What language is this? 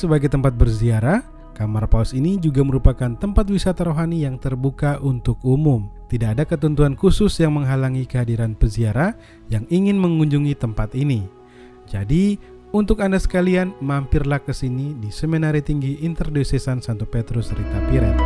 Indonesian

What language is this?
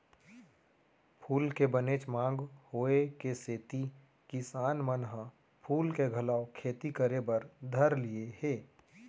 Chhattisgarhi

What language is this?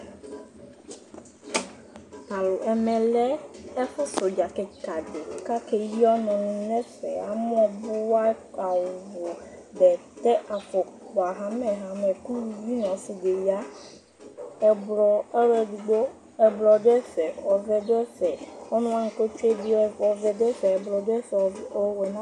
Ikposo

